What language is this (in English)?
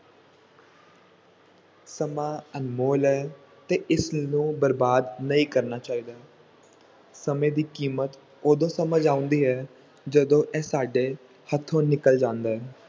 Punjabi